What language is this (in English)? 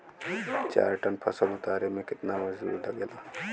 Bhojpuri